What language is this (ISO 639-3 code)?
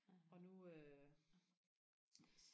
dan